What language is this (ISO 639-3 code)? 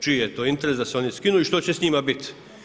hrv